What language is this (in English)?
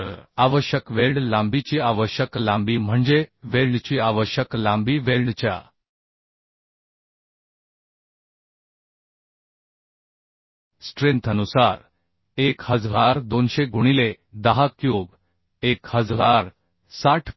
Marathi